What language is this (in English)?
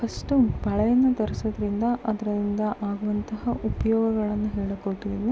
Kannada